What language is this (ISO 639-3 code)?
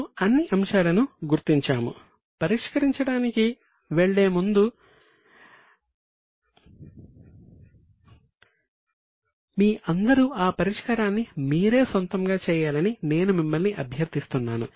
tel